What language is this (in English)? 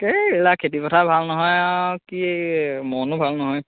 Assamese